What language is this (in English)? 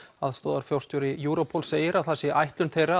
Icelandic